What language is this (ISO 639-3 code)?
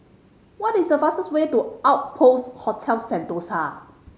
eng